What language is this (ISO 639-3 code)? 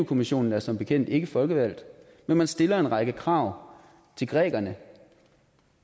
dan